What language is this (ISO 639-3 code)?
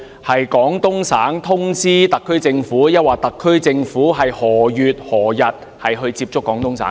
yue